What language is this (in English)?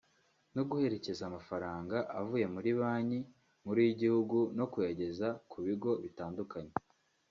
Kinyarwanda